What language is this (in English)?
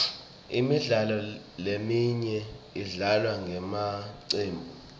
Swati